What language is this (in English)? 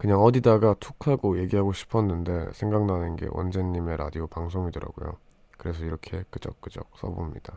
Korean